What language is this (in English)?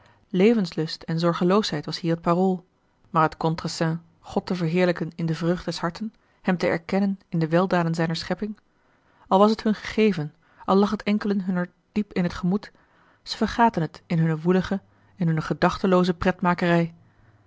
Dutch